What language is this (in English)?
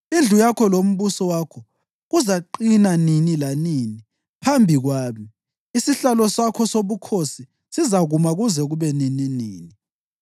North Ndebele